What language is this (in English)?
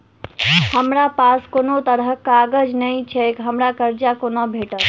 Maithili